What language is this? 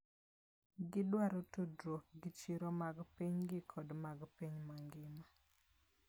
Luo (Kenya and Tanzania)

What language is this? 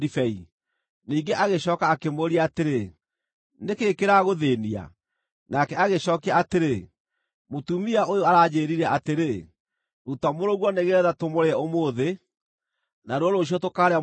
Kikuyu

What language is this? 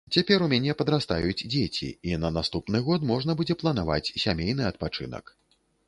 Belarusian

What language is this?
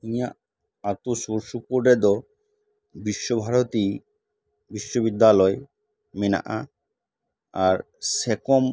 Santali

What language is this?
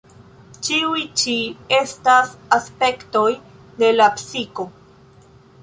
Esperanto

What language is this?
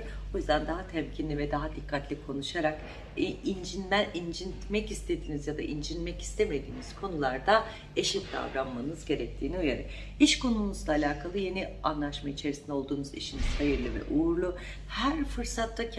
Turkish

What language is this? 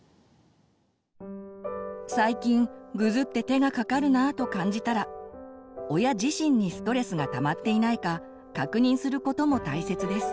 Japanese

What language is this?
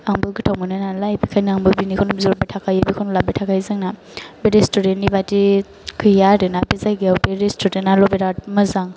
Bodo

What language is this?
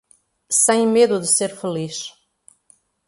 Portuguese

